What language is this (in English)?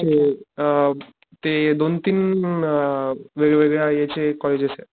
Marathi